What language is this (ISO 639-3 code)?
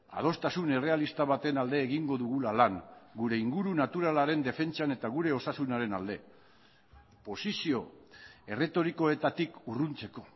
eus